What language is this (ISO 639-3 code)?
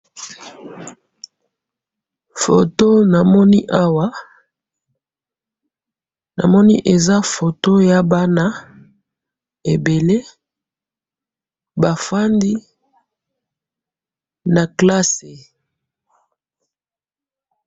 lin